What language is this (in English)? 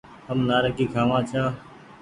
Goaria